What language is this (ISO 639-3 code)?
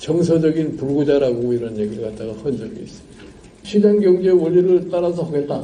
kor